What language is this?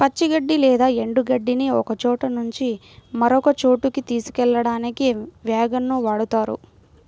Telugu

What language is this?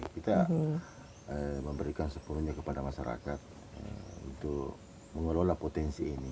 Indonesian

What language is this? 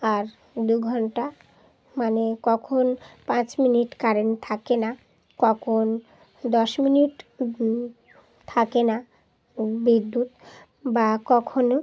Bangla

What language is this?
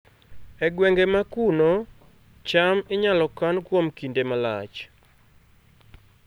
Luo (Kenya and Tanzania)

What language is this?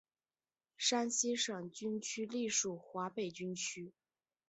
Chinese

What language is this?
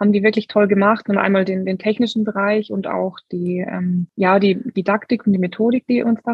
German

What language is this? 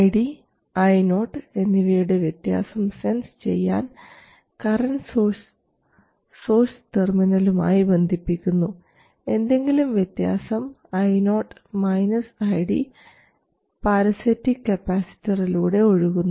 Malayalam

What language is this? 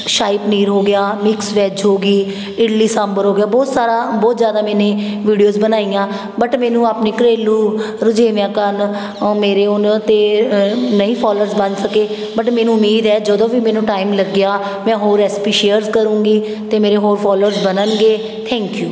Punjabi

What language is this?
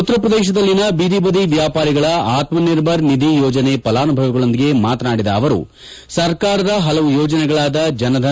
Kannada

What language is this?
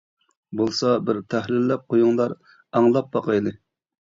Uyghur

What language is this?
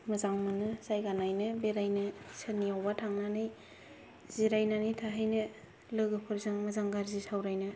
Bodo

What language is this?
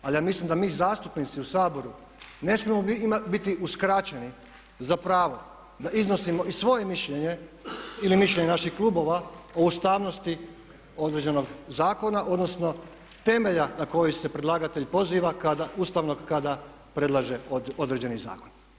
Croatian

